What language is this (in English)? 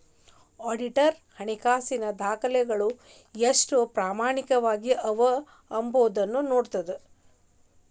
Kannada